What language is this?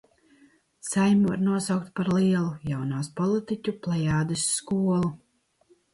Latvian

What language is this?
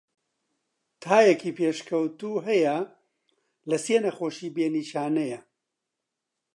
Central Kurdish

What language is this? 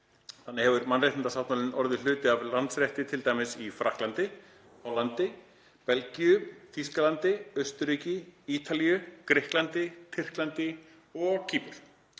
Icelandic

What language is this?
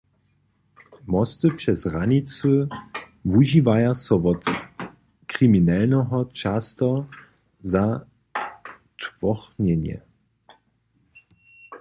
Upper Sorbian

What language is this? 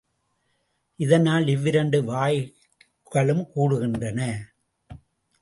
Tamil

